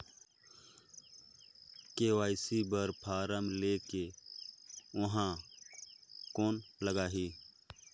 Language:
Chhattisgarhi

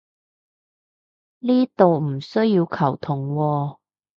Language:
Cantonese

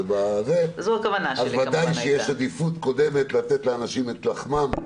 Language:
Hebrew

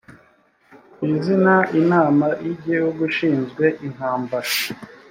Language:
Kinyarwanda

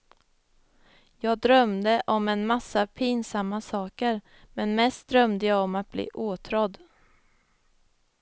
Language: Swedish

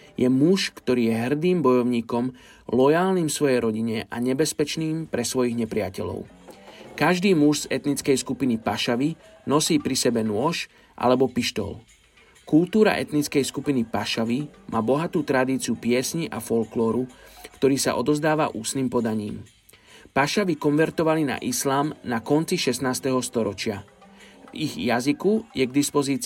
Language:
Slovak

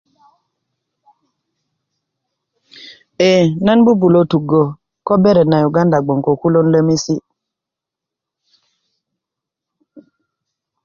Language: Kuku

